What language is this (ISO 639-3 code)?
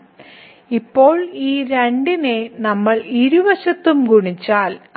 mal